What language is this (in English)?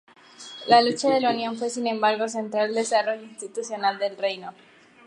Spanish